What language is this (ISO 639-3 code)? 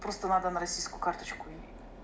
rus